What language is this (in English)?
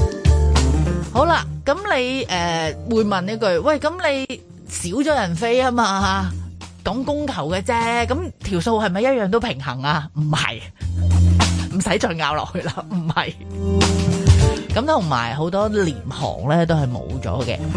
Chinese